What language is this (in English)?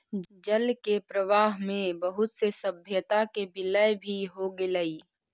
Magahi